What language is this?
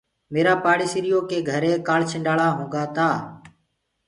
Gurgula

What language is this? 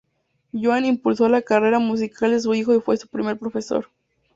Spanish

